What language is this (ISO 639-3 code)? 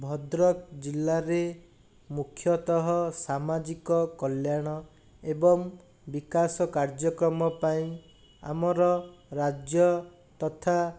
ori